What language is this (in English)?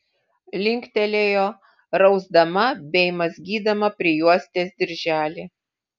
Lithuanian